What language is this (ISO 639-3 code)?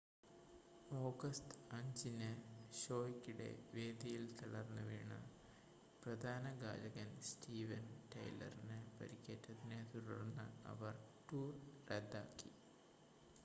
mal